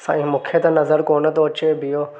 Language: Sindhi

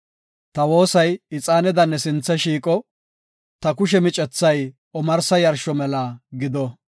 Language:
Gofa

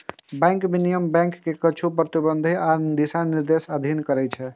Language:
Maithili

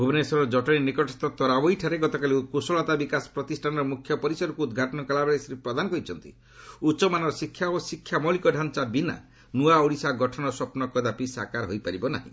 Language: Odia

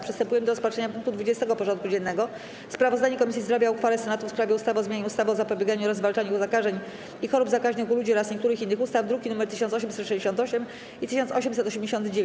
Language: Polish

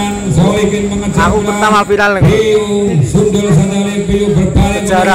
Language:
Indonesian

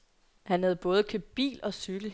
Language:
Danish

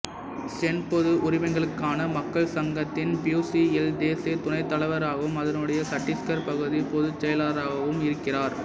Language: Tamil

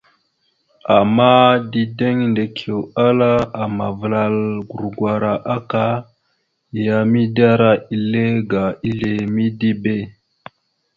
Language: Mada (Cameroon)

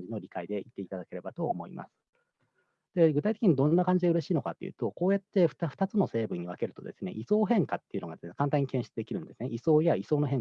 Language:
Japanese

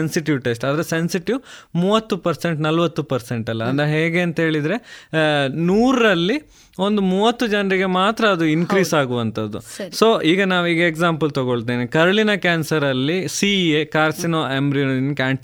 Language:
Kannada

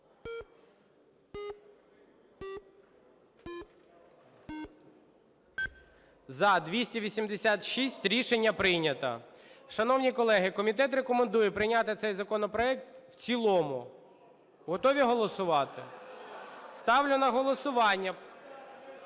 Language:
Ukrainian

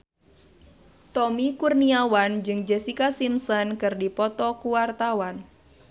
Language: Sundanese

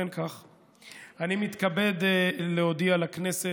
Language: Hebrew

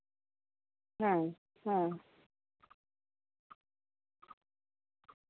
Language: Santali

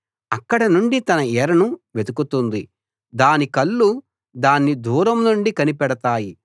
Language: Telugu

